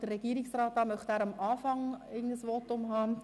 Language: Swiss German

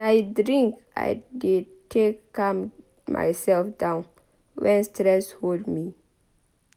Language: Nigerian Pidgin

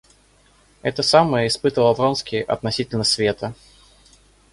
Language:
Russian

